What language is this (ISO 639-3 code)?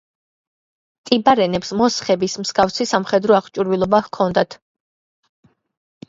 kat